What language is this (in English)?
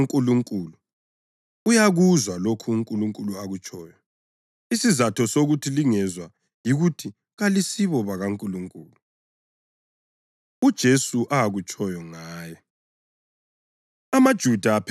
North Ndebele